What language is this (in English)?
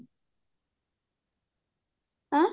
Odia